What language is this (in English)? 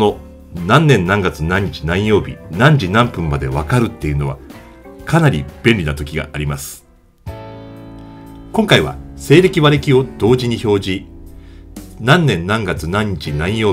Japanese